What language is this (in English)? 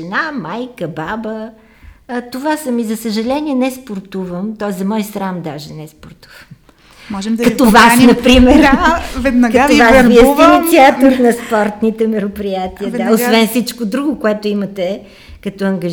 Bulgarian